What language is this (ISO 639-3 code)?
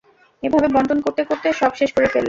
ben